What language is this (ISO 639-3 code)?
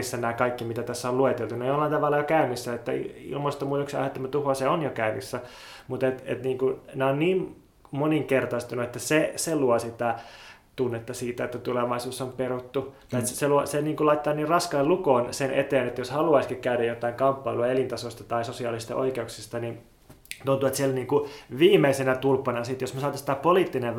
fin